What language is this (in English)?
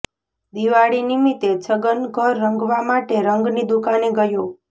Gujarati